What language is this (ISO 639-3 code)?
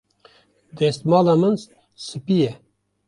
kur